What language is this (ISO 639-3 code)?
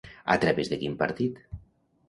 cat